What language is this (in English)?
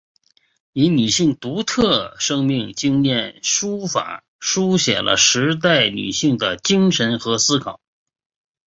Chinese